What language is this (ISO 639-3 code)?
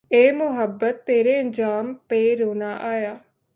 urd